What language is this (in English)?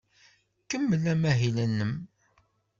Kabyle